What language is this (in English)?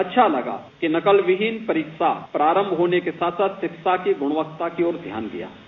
Hindi